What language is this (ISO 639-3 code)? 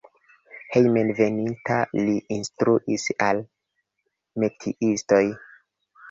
epo